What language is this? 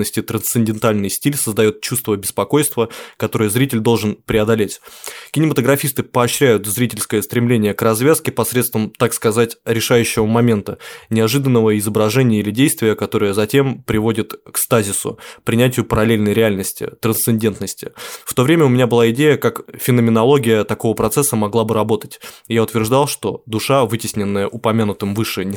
Russian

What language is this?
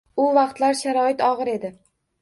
Uzbek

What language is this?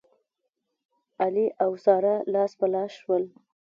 Pashto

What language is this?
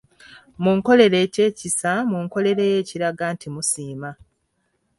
Ganda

